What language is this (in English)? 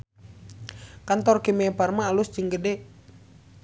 Sundanese